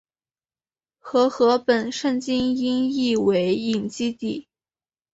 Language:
Chinese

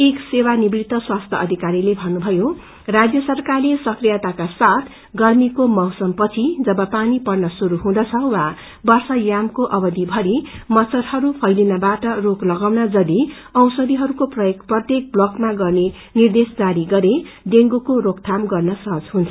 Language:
Nepali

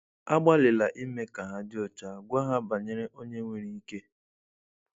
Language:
Igbo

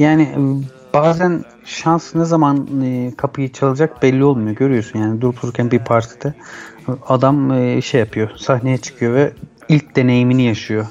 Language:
Turkish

